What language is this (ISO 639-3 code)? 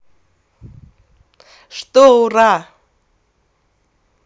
rus